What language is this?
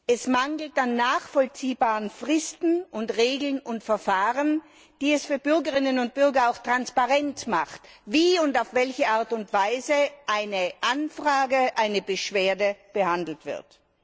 German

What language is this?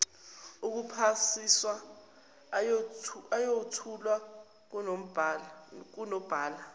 Zulu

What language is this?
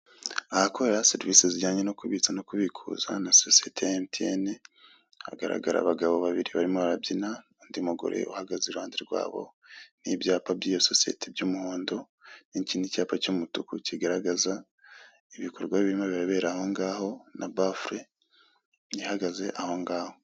Kinyarwanda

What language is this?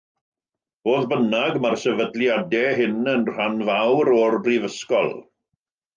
Welsh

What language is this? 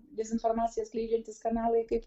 Lithuanian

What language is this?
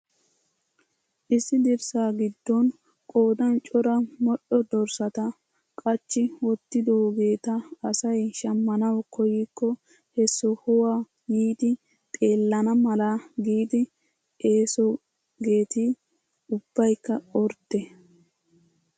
Wolaytta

